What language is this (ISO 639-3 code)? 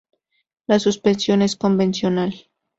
spa